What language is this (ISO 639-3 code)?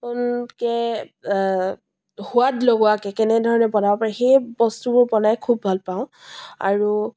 asm